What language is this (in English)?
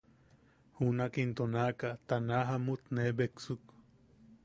Yaqui